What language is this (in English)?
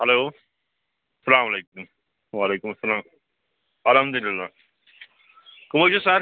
Kashmiri